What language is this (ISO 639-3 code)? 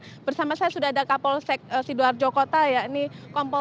ind